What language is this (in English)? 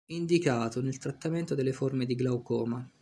Italian